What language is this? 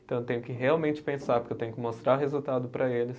Portuguese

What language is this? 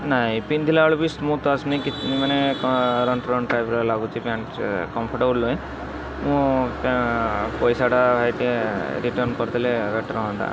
Odia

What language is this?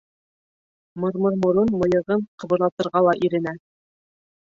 Bashkir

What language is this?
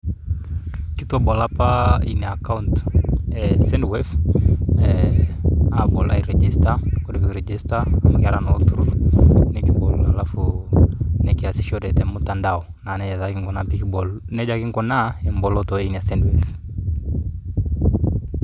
Masai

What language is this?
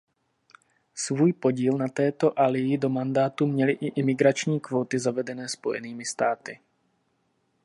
Czech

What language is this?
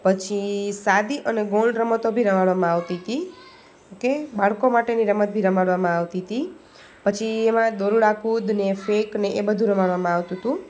Gujarati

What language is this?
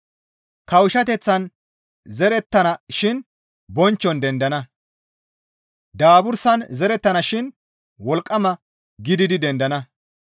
Gamo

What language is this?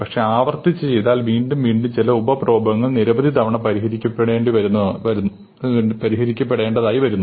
Malayalam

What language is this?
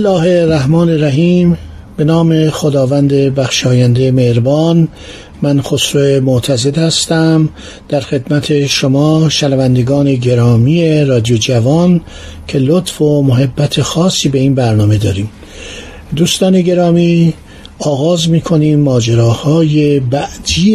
Persian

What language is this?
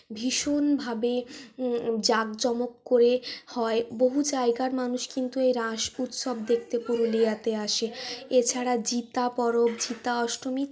Bangla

